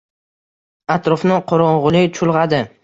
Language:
Uzbek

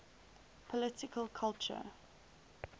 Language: English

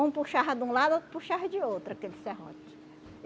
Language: Portuguese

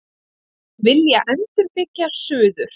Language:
Icelandic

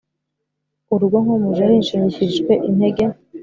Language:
Kinyarwanda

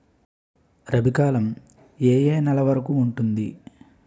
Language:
Telugu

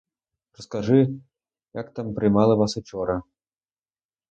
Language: Ukrainian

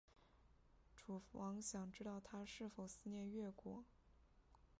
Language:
Chinese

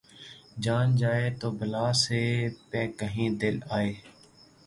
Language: Urdu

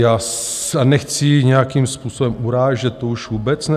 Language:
Czech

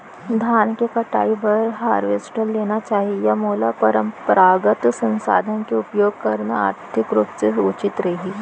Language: Chhattisgarhi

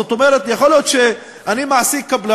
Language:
Hebrew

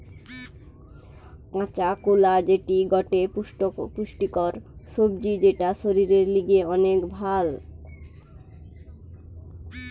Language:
Bangla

